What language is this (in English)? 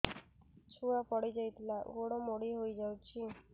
Odia